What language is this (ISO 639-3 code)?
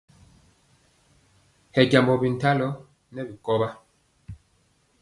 mcx